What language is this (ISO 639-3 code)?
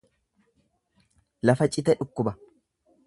orm